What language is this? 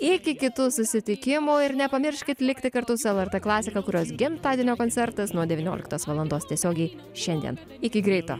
Lithuanian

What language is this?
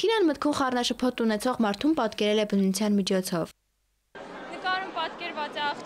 Russian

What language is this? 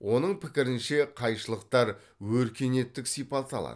Kazakh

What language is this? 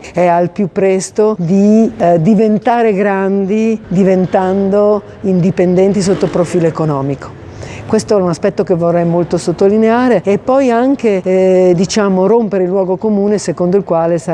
Italian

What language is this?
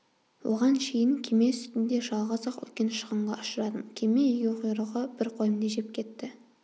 Kazakh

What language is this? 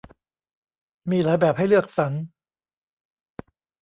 Thai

